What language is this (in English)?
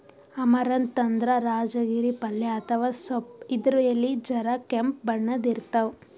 Kannada